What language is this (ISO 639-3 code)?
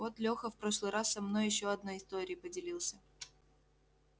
rus